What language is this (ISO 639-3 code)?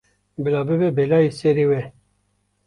kur